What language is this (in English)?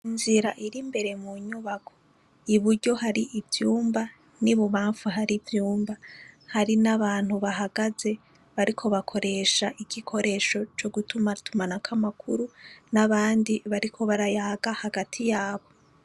Rundi